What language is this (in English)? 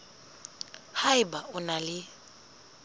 Southern Sotho